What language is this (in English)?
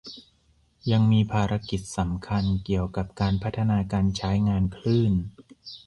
Thai